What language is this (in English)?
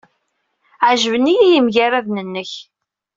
Kabyle